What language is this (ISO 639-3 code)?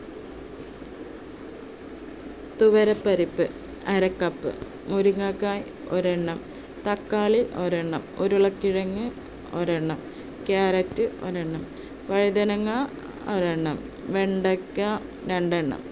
mal